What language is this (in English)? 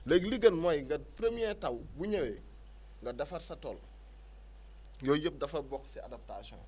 Wolof